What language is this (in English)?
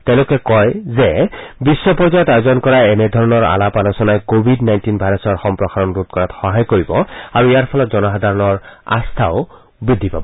Assamese